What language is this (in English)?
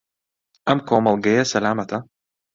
Central Kurdish